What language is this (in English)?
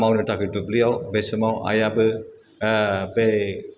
Bodo